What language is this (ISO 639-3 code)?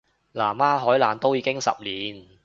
yue